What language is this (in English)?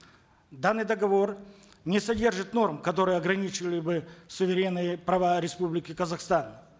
Kazakh